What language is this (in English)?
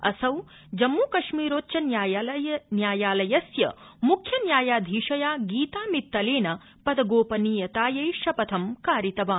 Sanskrit